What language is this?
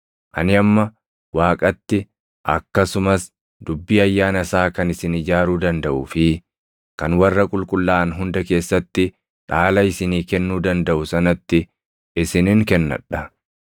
Oromo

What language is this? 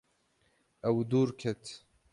Kurdish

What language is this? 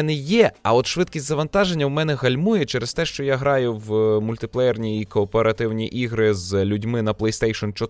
Ukrainian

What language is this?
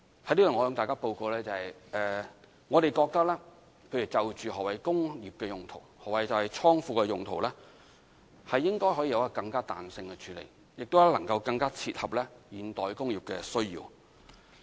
Cantonese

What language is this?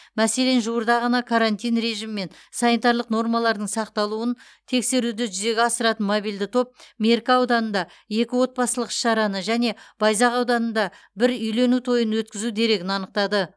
Kazakh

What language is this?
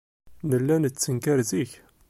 Kabyle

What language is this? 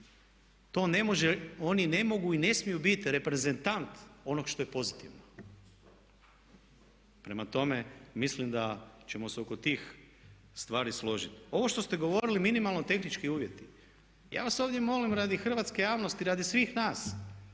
Croatian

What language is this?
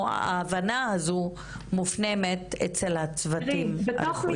Hebrew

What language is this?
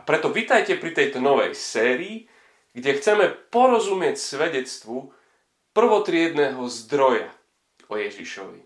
Slovak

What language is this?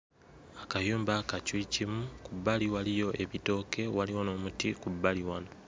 Ganda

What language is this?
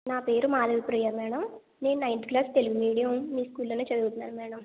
Telugu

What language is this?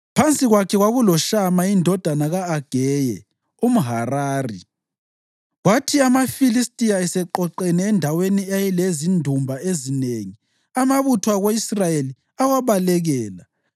North Ndebele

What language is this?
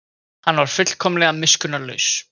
Icelandic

